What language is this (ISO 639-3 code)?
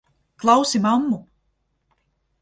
lav